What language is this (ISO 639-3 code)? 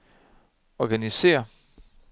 dan